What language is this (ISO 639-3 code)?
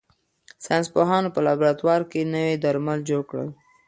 pus